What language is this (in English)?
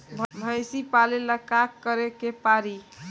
Bhojpuri